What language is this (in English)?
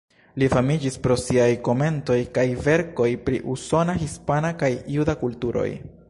Esperanto